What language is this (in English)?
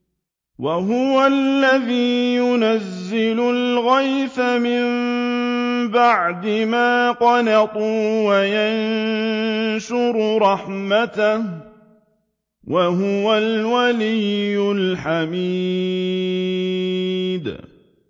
Arabic